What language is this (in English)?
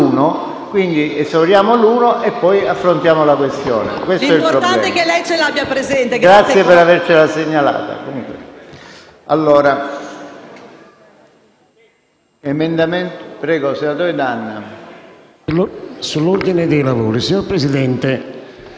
Italian